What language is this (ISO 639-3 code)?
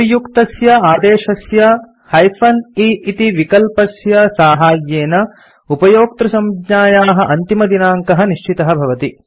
san